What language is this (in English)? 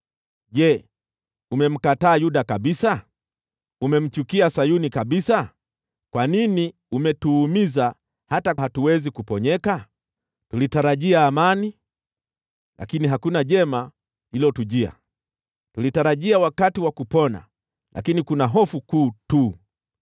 Swahili